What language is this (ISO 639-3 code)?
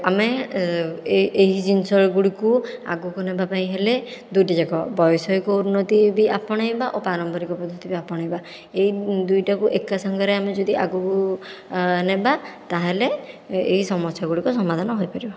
ori